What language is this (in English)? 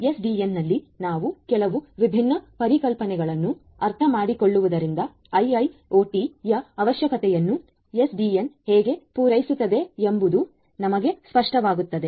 Kannada